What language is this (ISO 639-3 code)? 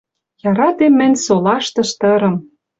mrj